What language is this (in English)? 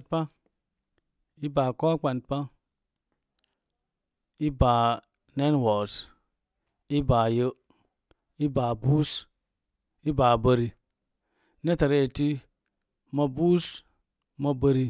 Mom Jango